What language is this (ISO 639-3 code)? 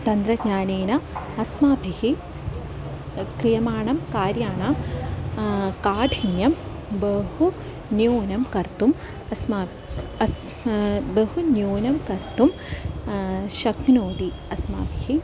san